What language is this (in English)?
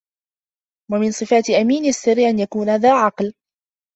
Arabic